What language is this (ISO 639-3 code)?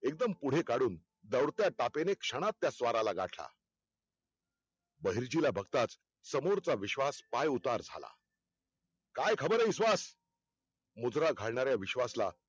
mar